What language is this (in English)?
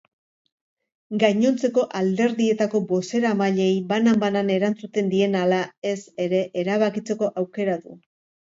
Basque